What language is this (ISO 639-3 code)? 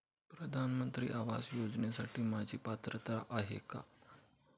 mar